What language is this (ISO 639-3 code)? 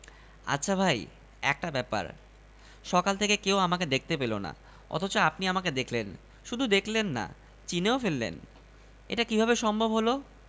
ben